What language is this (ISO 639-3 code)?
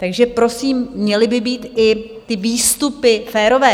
ces